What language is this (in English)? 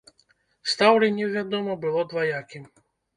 Belarusian